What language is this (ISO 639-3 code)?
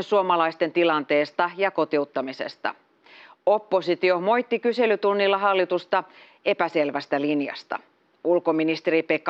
fin